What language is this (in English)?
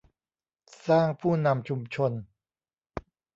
Thai